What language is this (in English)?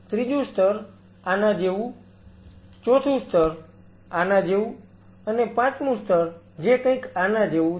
Gujarati